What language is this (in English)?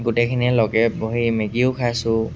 Assamese